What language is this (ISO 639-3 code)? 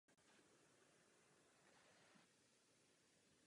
ces